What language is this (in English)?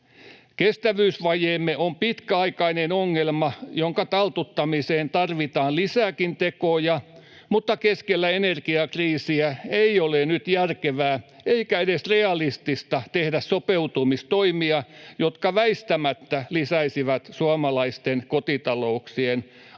Finnish